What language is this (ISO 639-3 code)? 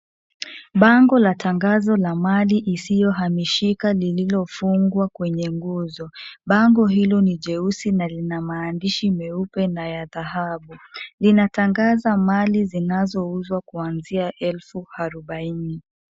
swa